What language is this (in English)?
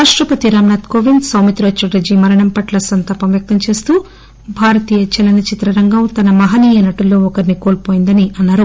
Telugu